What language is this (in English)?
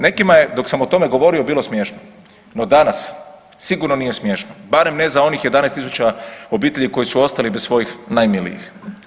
Croatian